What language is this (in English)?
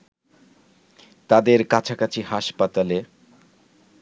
Bangla